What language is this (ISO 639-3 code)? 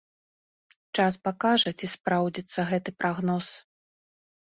bel